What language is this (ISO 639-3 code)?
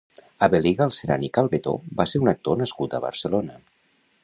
cat